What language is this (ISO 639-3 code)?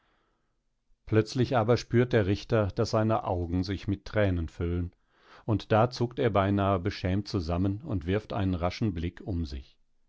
deu